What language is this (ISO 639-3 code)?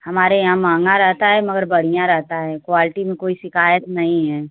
hin